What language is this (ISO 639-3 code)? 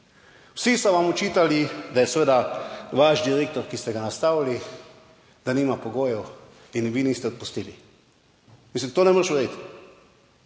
slv